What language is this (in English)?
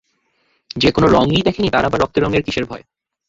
Bangla